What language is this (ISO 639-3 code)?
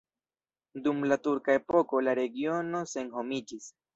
epo